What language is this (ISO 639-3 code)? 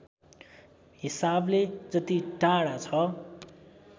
nep